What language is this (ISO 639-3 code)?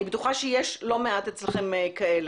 heb